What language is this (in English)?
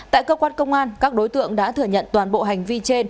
Vietnamese